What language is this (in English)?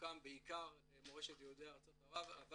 Hebrew